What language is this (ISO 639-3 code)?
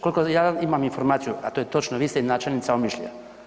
hrv